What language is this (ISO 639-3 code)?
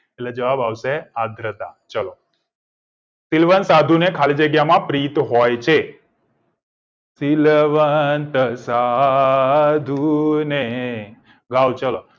guj